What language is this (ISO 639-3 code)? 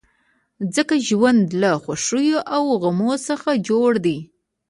pus